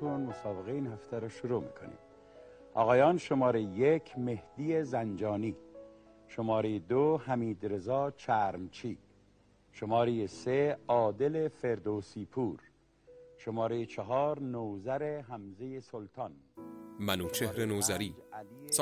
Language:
Persian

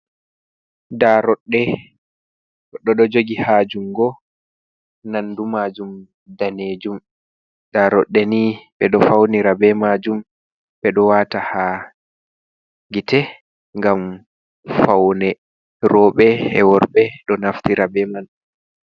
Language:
Fula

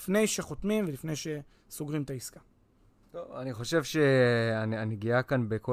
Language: Hebrew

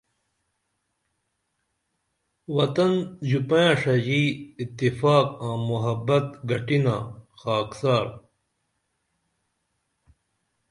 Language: Dameli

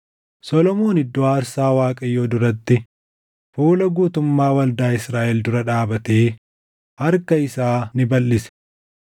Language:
Oromo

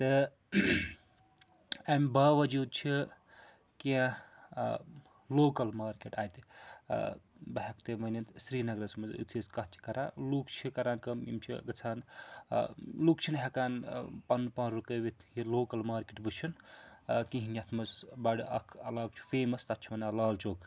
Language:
Kashmiri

